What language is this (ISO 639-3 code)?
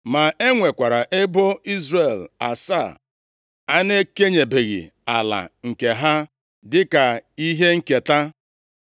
ibo